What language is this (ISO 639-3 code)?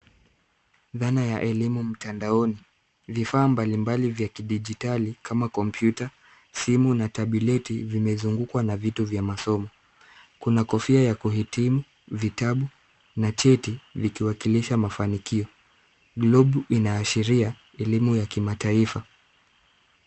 swa